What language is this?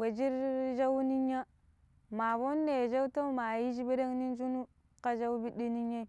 Pero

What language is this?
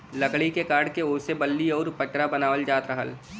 Bhojpuri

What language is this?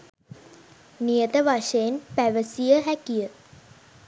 Sinhala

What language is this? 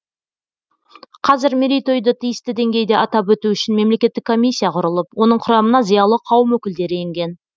Kazakh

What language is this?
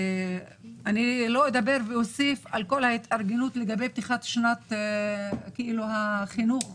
Hebrew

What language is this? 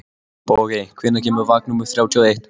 Icelandic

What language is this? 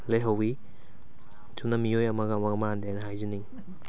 Manipuri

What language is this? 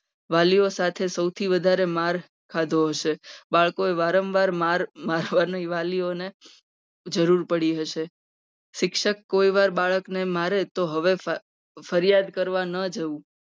Gujarati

